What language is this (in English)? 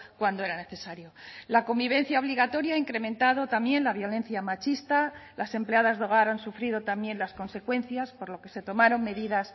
Spanish